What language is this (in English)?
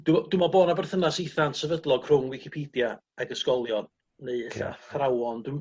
Welsh